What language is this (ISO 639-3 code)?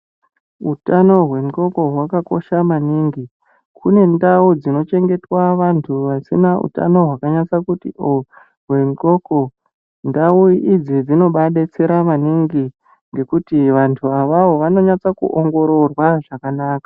ndc